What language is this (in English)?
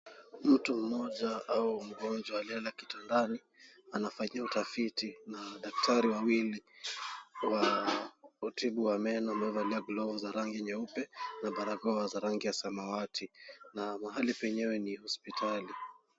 Swahili